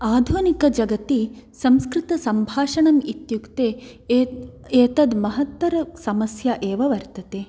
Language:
Sanskrit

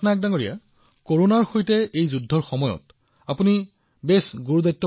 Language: Assamese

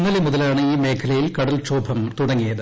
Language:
Malayalam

